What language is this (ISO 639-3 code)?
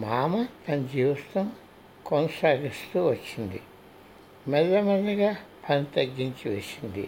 tel